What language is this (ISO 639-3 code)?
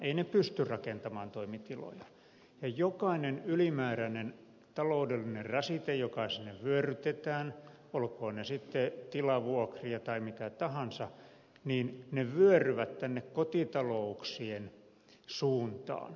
fin